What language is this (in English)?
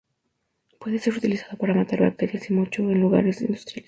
Spanish